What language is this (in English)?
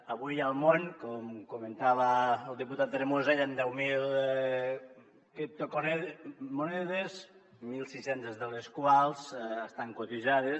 Catalan